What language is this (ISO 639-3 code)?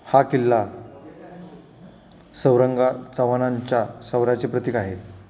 mar